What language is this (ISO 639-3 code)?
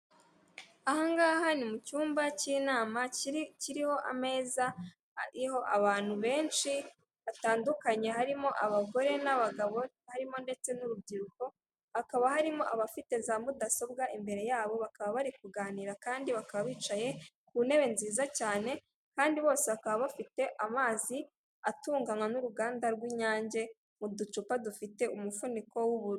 kin